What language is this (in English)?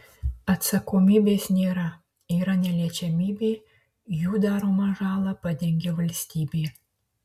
Lithuanian